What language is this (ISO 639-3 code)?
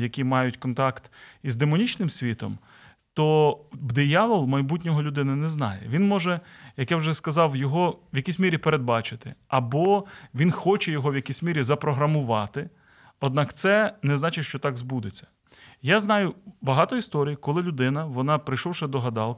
ukr